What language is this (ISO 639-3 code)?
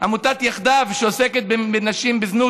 heb